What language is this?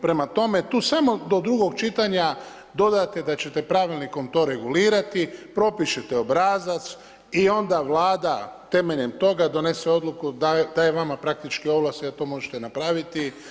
Croatian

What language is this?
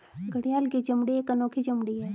Hindi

